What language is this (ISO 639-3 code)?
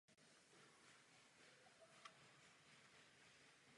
ces